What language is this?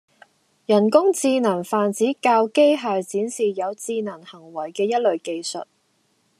Cantonese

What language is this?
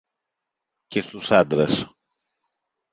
Greek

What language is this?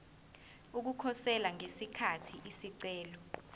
Zulu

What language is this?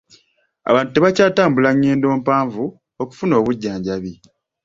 Ganda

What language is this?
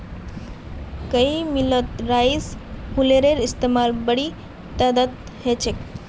Magahi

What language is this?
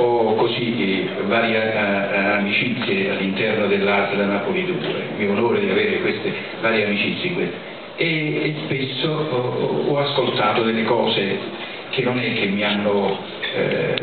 Italian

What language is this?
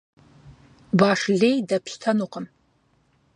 Kabardian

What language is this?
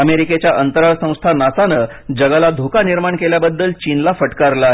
Marathi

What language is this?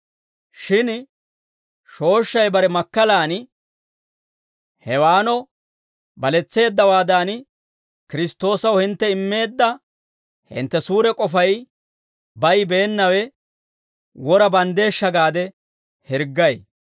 Dawro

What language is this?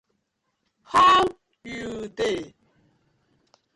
Nigerian Pidgin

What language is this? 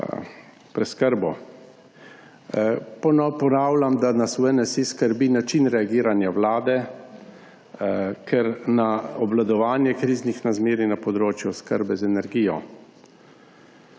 Slovenian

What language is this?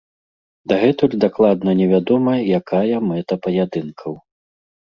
Belarusian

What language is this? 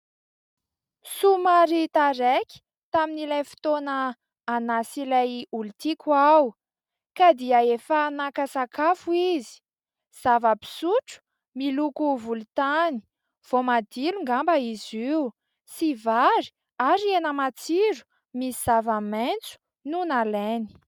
Malagasy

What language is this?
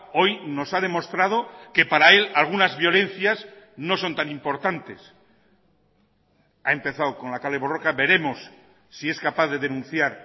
Spanish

